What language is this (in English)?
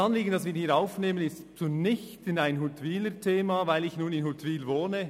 Swiss German